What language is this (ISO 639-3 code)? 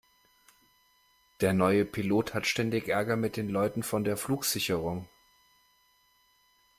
deu